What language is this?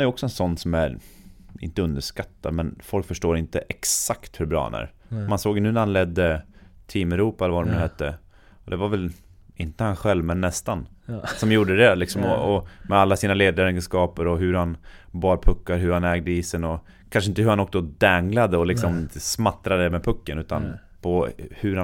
Swedish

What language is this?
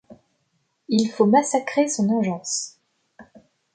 French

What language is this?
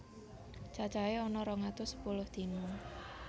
Javanese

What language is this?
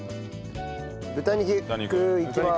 Japanese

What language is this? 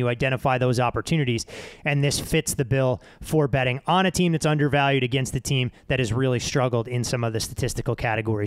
English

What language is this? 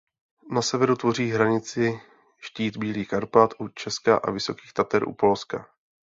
Czech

